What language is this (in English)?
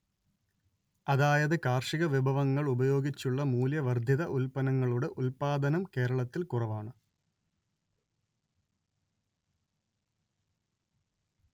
Malayalam